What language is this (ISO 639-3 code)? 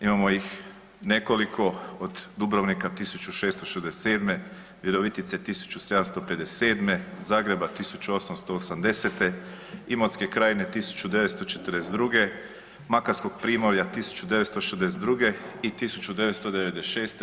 hrv